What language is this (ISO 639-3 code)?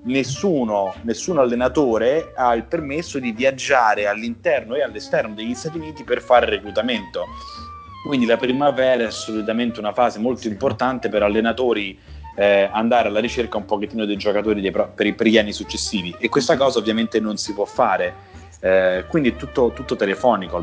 ita